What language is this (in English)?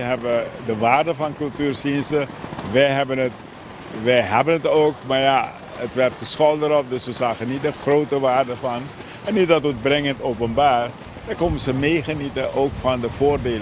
Dutch